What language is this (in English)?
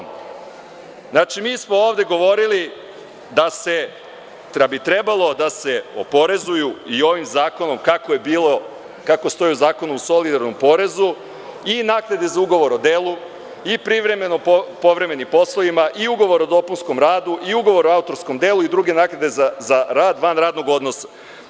Serbian